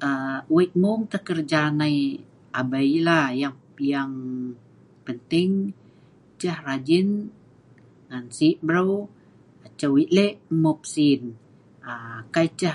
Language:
Sa'ban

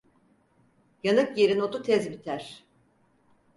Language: Turkish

